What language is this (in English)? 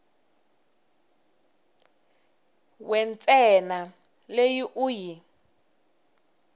Tsonga